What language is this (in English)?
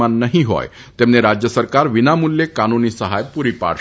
Gujarati